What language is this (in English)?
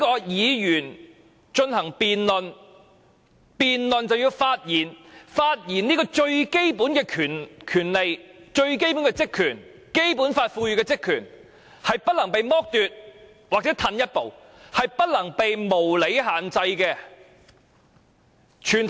Cantonese